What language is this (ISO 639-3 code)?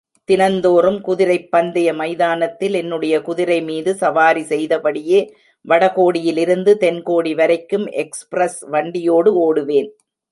tam